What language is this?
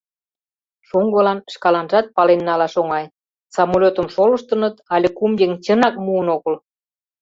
Mari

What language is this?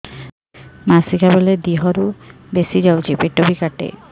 Odia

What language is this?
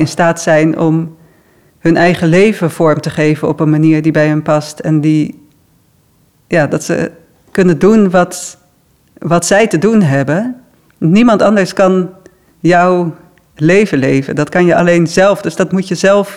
Dutch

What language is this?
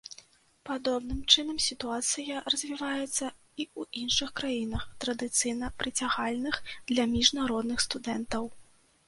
Belarusian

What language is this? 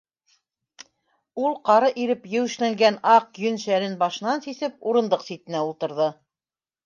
Bashkir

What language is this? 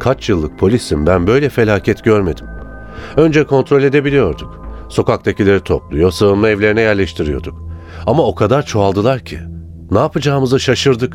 Turkish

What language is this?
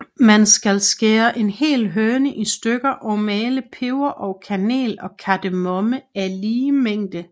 Danish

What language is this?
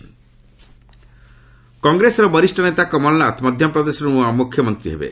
Odia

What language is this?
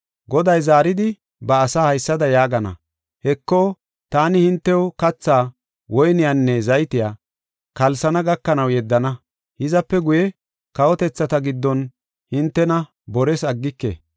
Gofa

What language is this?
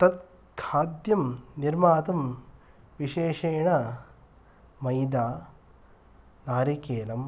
Sanskrit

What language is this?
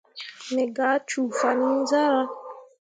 Mundang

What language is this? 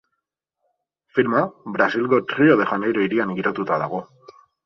Basque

